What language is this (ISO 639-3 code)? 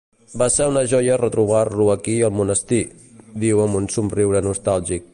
cat